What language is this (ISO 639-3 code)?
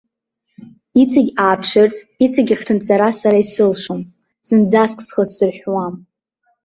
abk